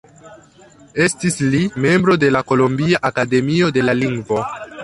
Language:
Esperanto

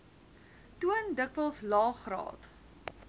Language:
Afrikaans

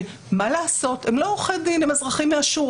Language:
Hebrew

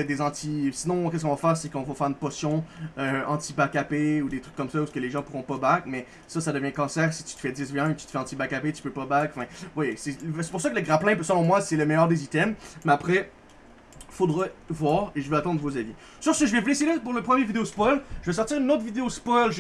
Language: French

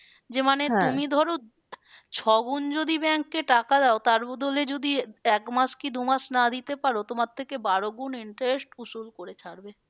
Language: Bangla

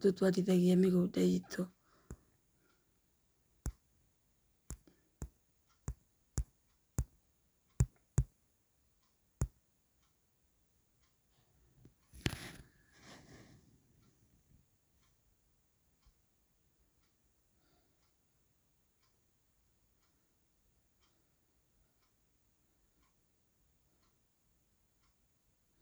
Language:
Kikuyu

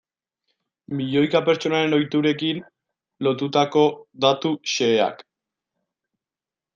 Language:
Basque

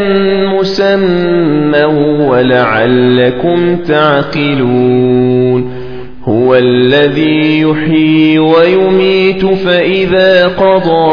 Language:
Arabic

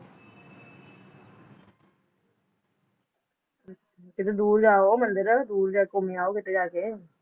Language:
Punjabi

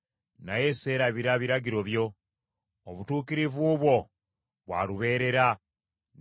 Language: Ganda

